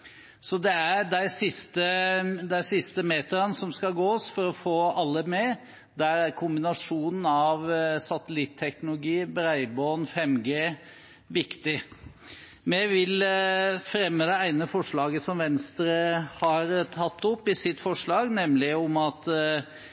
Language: Norwegian Bokmål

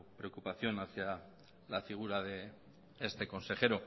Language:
Spanish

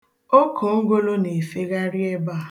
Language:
Igbo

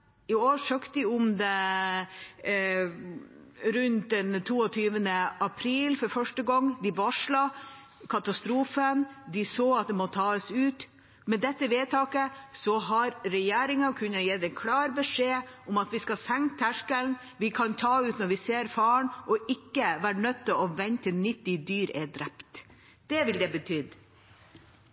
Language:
Norwegian Bokmål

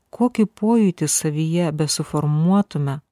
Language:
Lithuanian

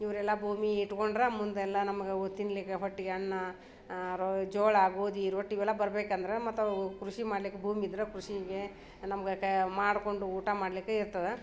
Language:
Kannada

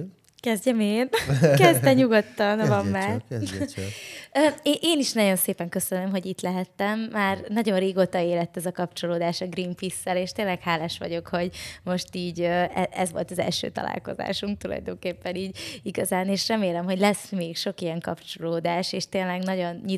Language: Hungarian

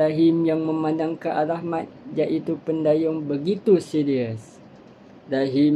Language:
Malay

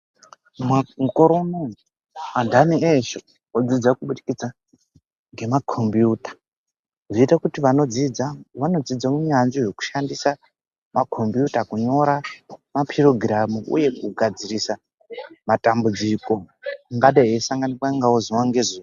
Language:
Ndau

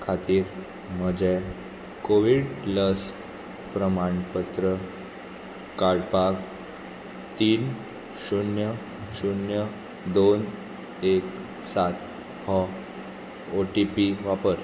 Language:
Konkani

